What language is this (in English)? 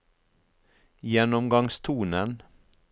Norwegian